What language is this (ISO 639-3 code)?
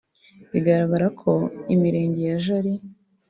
kin